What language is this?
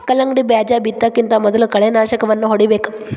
Kannada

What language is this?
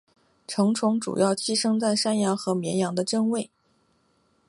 Chinese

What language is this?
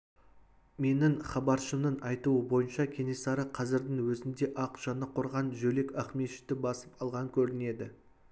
Kazakh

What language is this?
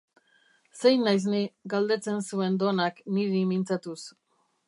Basque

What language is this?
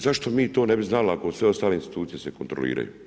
Croatian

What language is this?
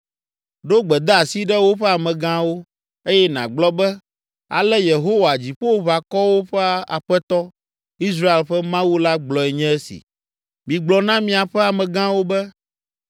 Ewe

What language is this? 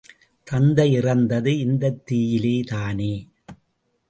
Tamil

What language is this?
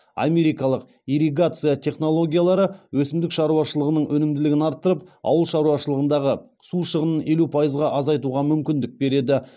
Kazakh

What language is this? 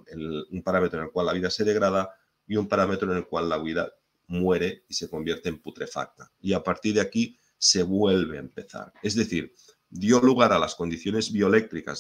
Spanish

